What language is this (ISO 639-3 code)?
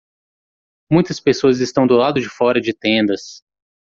por